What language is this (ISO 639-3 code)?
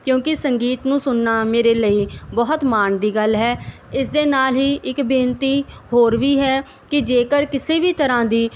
pan